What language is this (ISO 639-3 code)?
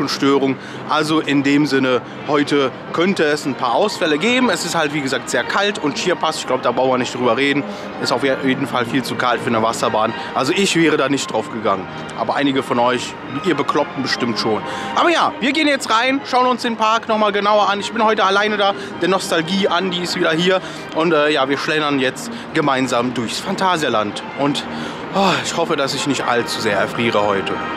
deu